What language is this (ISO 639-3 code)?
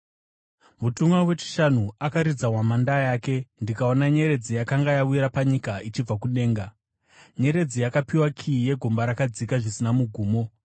sna